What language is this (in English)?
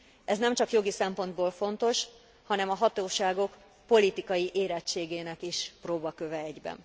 Hungarian